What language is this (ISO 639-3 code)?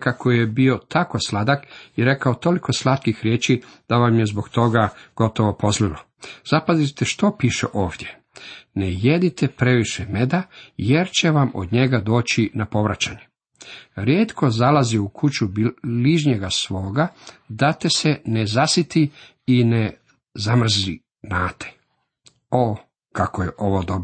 hrv